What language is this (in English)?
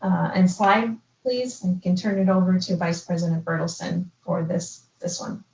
English